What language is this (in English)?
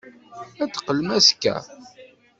Kabyle